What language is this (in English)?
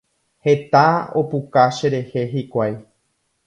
Guarani